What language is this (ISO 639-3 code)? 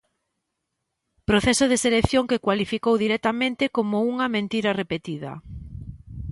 glg